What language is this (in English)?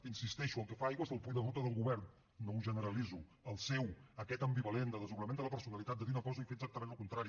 Catalan